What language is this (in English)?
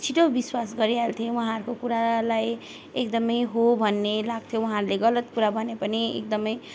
Nepali